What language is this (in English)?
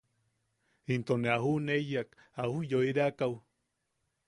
Yaqui